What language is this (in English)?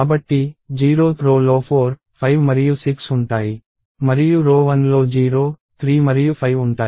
Telugu